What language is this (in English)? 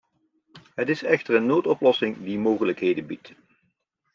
Dutch